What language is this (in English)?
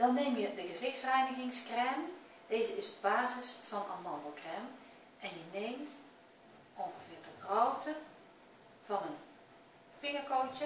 Dutch